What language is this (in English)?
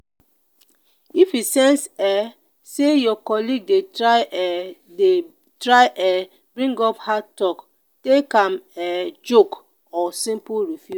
Nigerian Pidgin